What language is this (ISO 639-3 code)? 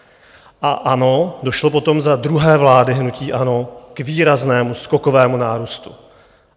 ces